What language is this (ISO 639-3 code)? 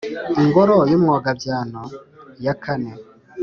kin